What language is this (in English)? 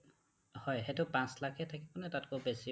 Assamese